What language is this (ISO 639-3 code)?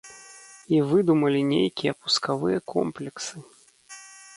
bel